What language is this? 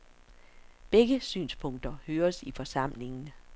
Danish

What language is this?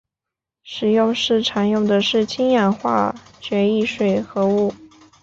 Chinese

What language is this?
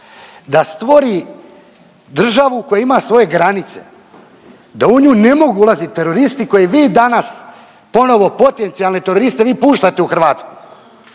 Croatian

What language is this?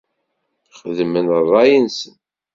Kabyle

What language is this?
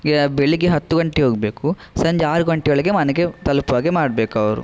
Kannada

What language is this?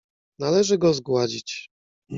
Polish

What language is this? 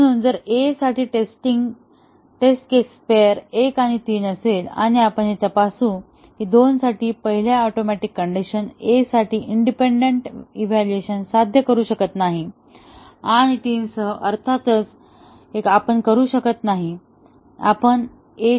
Marathi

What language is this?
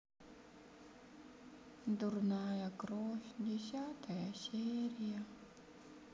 Russian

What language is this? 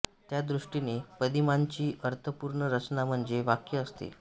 Marathi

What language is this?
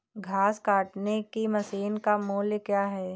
Hindi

